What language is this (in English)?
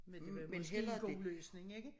Danish